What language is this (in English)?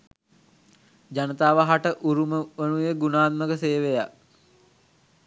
Sinhala